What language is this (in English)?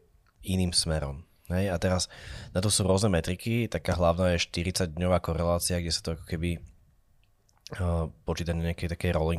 Slovak